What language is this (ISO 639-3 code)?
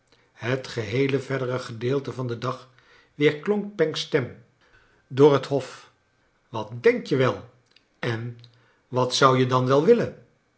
nld